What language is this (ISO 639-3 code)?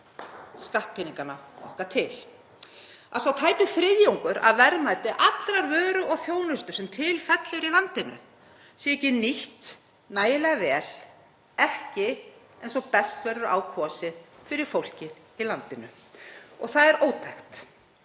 isl